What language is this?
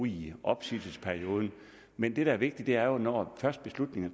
Danish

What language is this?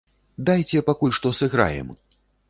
Belarusian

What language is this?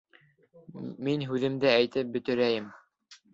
Bashkir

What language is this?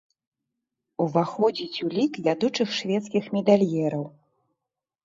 Belarusian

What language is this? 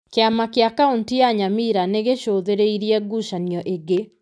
Kikuyu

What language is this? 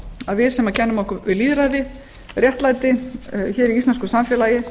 Icelandic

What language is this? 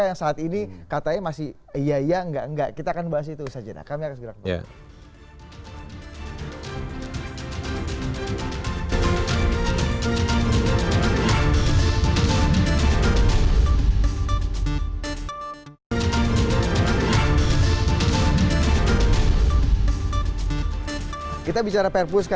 Indonesian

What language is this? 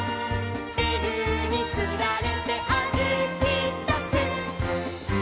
Japanese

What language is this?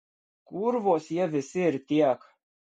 Lithuanian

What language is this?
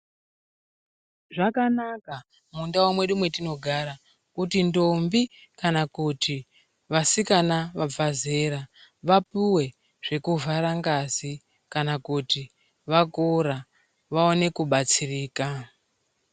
Ndau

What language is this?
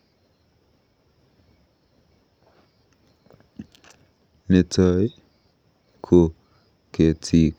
Kalenjin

